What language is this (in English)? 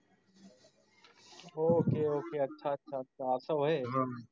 Marathi